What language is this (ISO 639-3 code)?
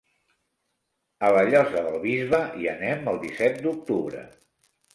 cat